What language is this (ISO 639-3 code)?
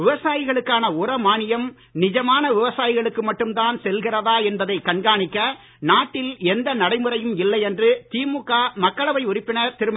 tam